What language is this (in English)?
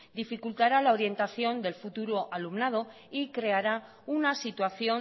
Spanish